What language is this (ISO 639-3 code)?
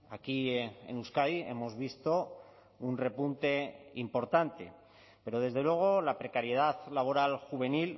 spa